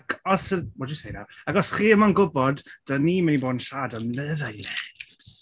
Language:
Welsh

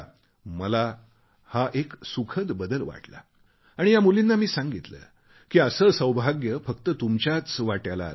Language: Marathi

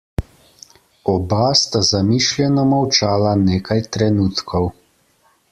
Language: Slovenian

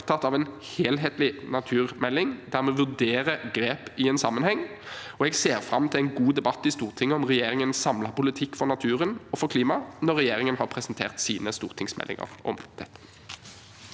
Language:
Norwegian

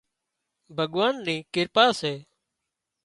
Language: Wadiyara Koli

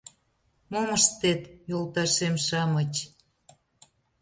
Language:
Mari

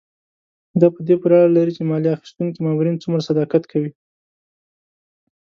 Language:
Pashto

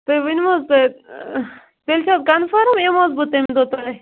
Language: Kashmiri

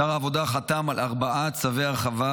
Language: Hebrew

